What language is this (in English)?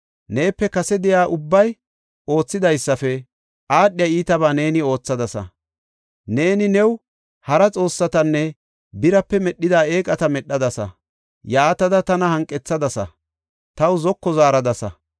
Gofa